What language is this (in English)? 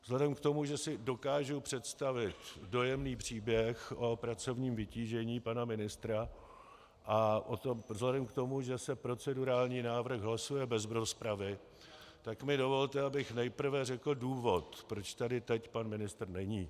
Czech